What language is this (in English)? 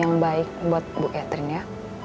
Indonesian